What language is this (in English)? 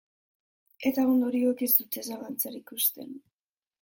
Basque